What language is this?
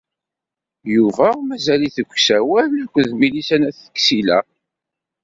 Kabyle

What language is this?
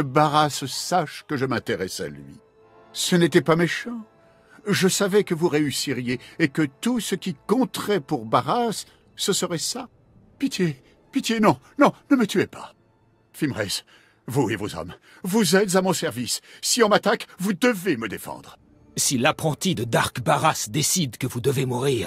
French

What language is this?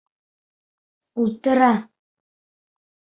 Bashkir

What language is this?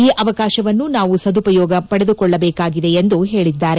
Kannada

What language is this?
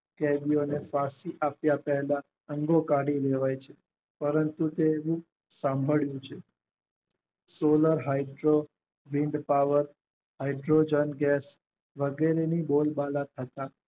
Gujarati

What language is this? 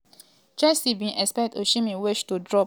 Nigerian Pidgin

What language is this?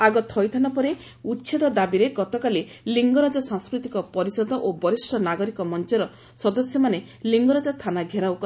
Odia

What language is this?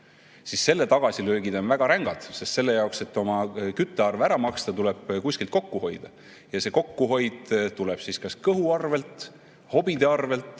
Estonian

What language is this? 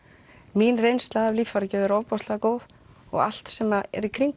Icelandic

